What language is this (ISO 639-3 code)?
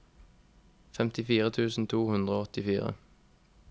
nor